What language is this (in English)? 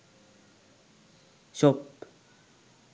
Sinhala